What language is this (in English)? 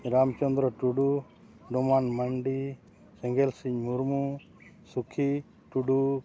Santali